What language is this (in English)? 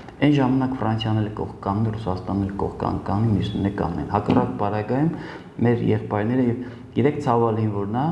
Turkish